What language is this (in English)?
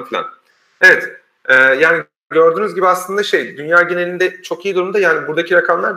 Turkish